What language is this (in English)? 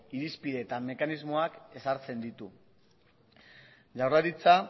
Basque